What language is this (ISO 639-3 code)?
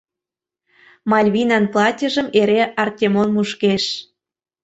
chm